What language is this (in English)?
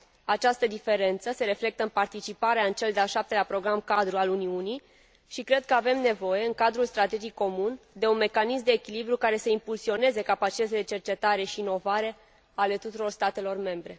Romanian